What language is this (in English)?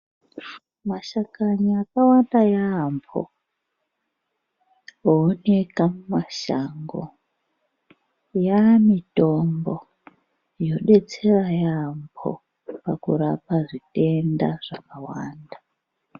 Ndau